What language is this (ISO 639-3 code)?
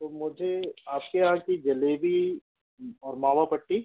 hin